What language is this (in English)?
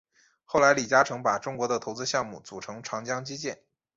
Chinese